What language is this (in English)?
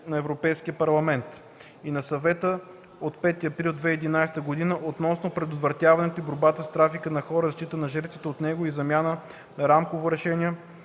Bulgarian